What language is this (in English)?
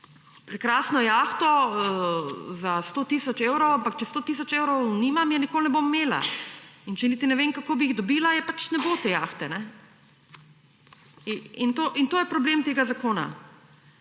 Slovenian